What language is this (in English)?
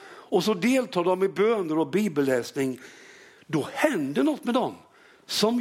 Swedish